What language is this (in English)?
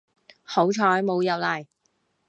Cantonese